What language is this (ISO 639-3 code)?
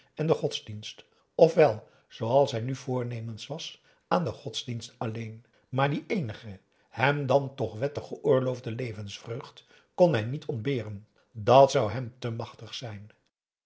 nld